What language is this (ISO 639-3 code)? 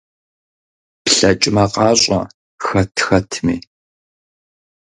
kbd